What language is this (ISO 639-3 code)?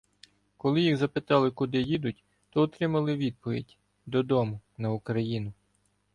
ukr